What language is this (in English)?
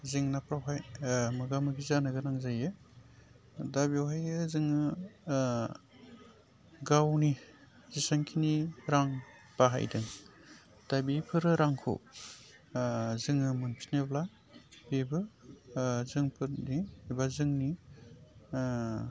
Bodo